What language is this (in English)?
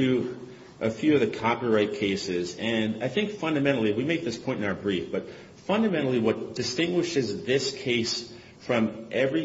English